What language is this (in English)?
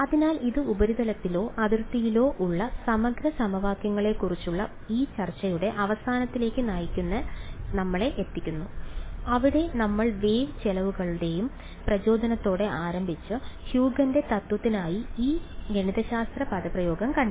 Malayalam